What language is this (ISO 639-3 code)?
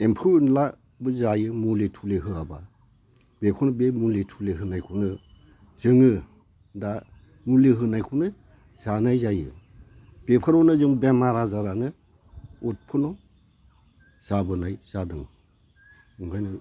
brx